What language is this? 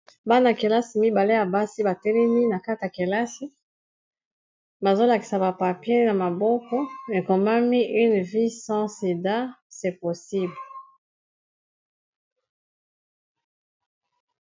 Lingala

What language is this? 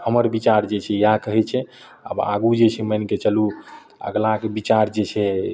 Maithili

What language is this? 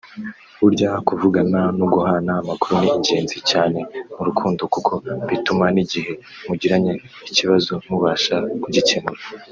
Kinyarwanda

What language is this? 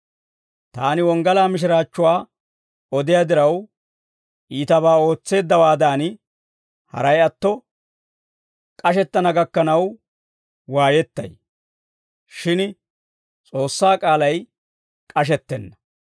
Dawro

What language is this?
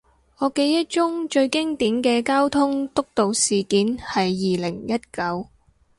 Cantonese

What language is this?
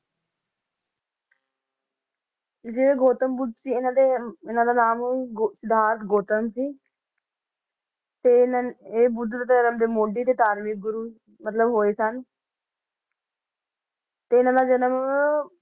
Punjabi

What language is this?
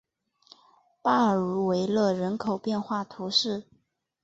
Chinese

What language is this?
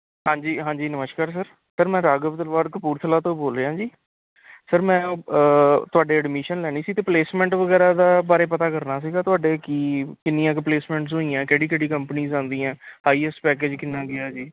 Punjabi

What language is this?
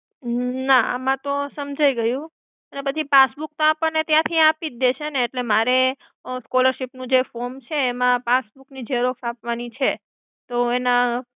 Gujarati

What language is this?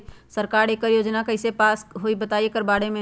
Magahi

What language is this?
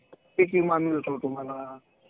Marathi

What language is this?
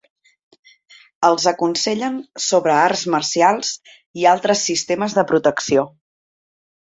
Catalan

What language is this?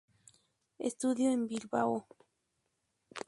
Spanish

